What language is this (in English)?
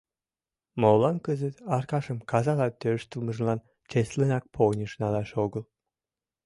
Mari